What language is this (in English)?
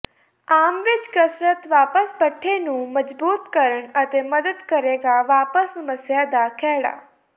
Punjabi